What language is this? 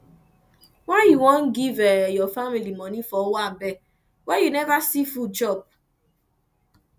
Nigerian Pidgin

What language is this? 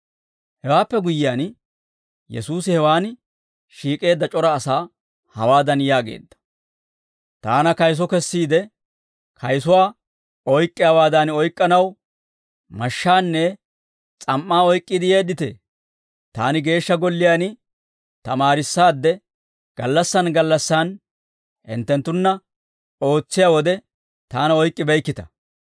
Dawro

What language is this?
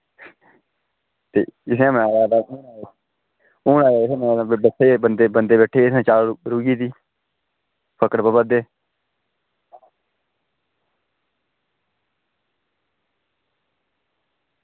Dogri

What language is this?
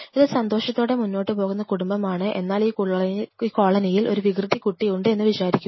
Malayalam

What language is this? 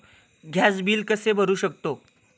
Marathi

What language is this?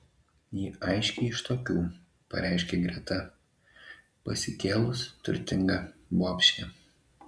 Lithuanian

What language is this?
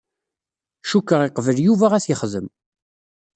Kabyle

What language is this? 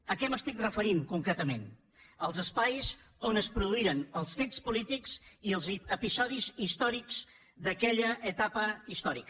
Catalan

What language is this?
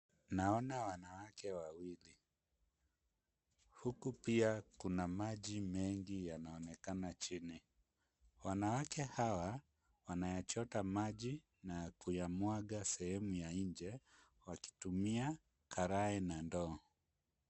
Swahili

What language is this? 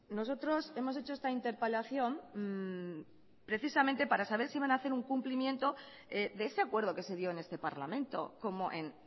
Spanish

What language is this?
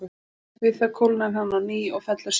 Icelandic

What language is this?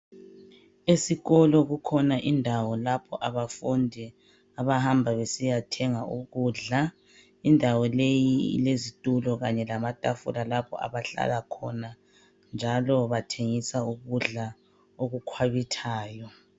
North Ndebele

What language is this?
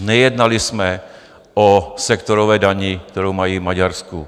Czech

